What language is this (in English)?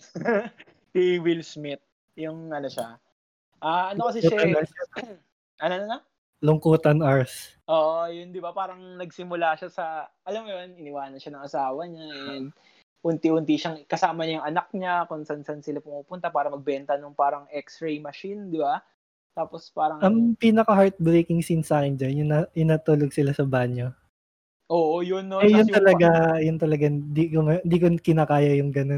Filipino